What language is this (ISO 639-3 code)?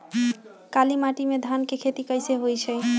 mag